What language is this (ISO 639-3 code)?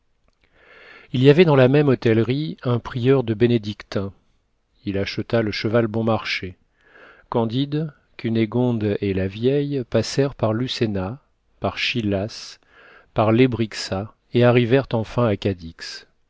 fra